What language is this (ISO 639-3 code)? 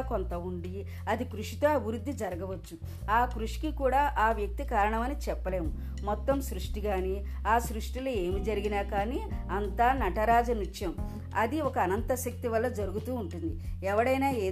tel